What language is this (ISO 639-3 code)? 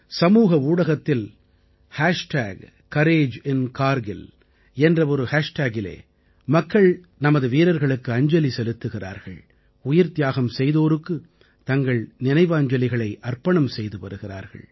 tam